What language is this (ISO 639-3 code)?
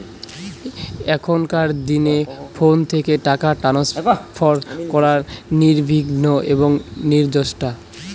ben